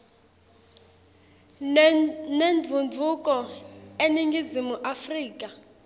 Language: Swati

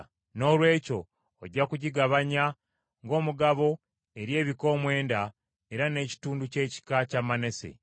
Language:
Ganda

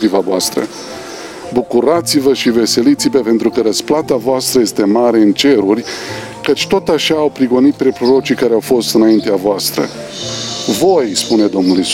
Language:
Romanian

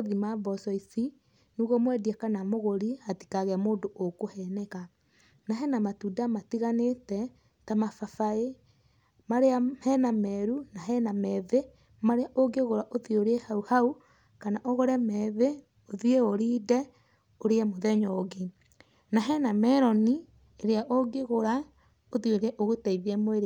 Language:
Kikuyu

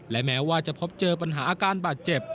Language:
Thai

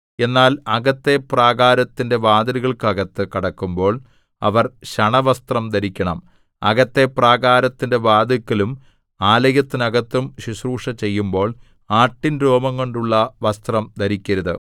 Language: Malayalam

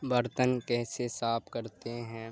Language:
Urdu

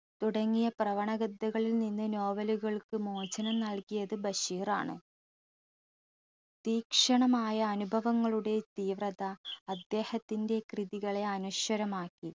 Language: Malayalam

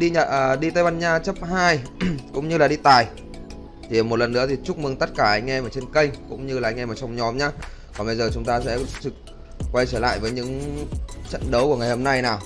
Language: Vietnamese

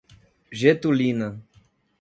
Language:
Portuguese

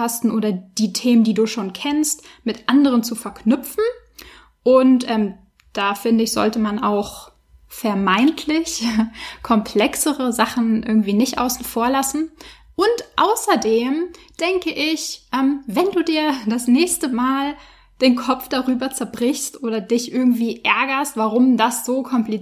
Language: German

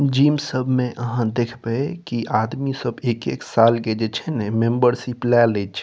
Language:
Maithili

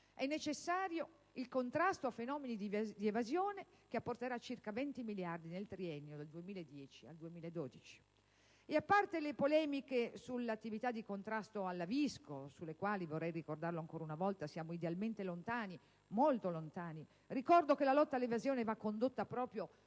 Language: Italian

